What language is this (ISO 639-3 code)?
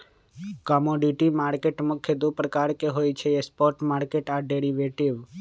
mag